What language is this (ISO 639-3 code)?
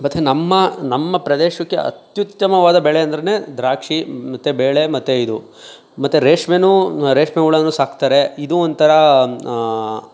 kan